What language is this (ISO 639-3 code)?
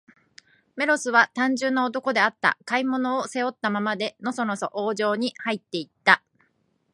jpn